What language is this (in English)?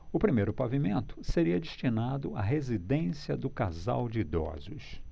Portuguese